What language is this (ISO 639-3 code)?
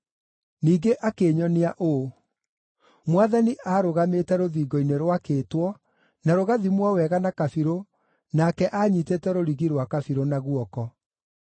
kik